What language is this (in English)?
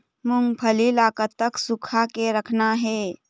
Chhattisgarhi